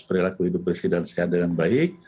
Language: Indonesian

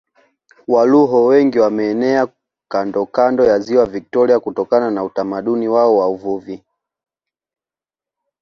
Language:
Swahili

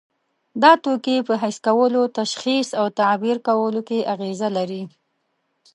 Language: Pashto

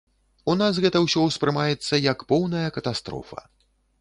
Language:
Belarusian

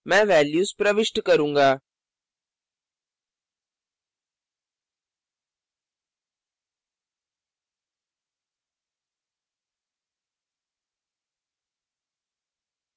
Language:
Hindi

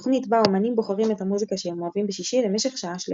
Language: Hebrew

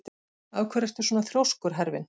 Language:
Icelandic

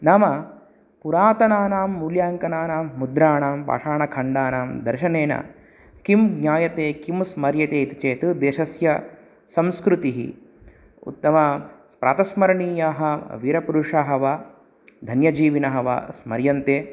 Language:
Sanskrit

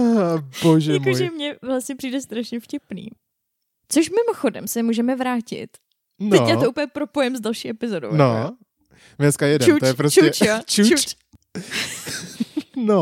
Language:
Czech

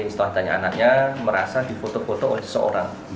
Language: Indonesian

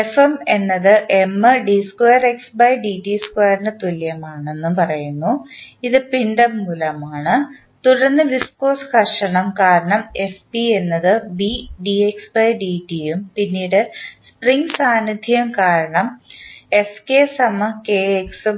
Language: Malayalam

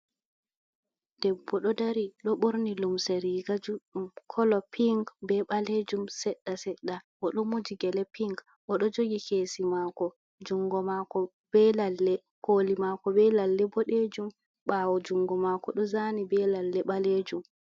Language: Fula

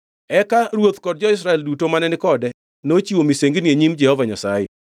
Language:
Luo (Kenya and Tanzania)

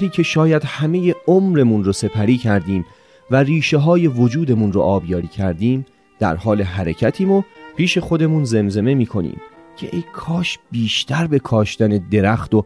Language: Persian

